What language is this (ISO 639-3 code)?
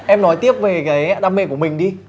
vie